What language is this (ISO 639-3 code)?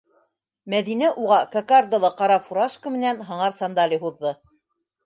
bak